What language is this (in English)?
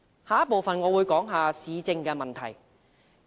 Cantonese